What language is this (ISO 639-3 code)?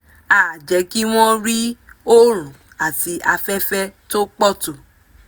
yor